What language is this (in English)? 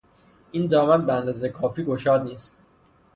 Persian